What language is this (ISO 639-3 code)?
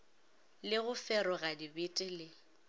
nso